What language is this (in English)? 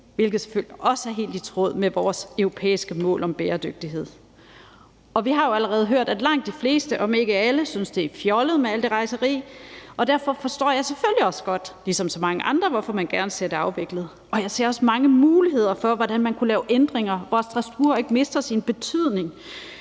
Danish